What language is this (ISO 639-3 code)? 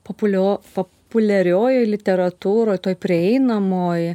lit